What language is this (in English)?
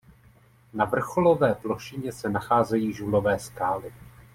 Czech